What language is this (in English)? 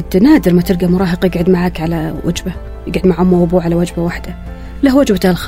Arabic